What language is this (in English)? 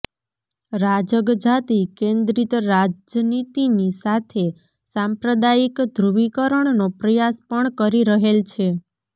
Gujarati